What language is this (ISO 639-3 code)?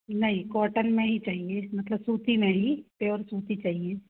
hin